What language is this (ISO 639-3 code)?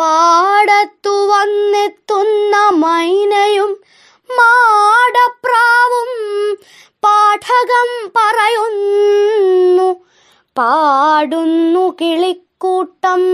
mal